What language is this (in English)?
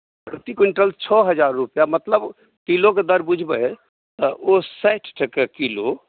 Maithili